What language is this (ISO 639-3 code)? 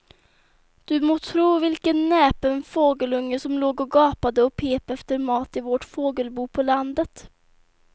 swe